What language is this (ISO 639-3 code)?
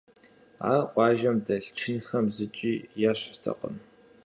kbd